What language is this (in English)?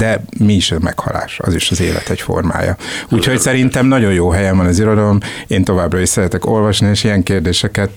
Hungarian